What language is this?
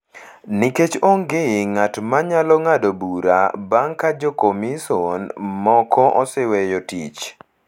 Luo (Kenya and Tanzania)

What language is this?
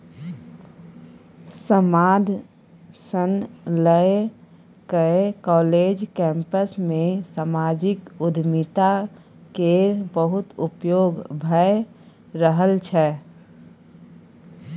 Maithili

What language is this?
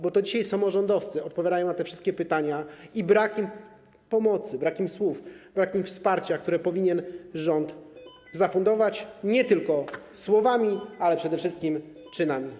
Polish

